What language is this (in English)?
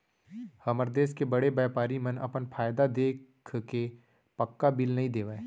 Chhattisgarhi